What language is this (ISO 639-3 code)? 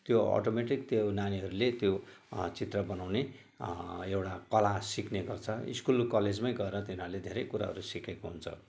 nep